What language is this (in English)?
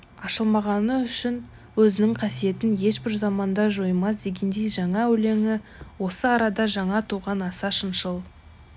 Kazakh